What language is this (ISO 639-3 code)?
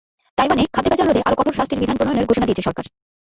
ben